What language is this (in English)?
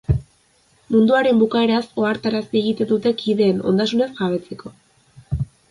Basque